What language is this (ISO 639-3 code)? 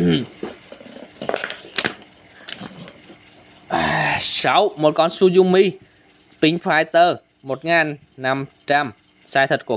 vie